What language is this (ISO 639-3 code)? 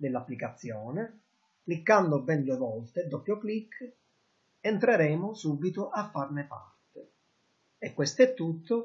ita